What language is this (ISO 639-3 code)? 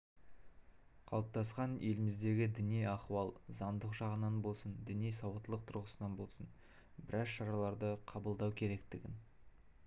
kaz